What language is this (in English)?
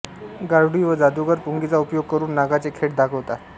Marathi